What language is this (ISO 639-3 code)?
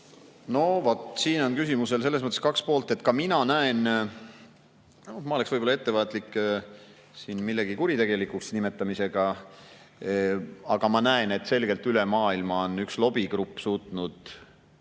est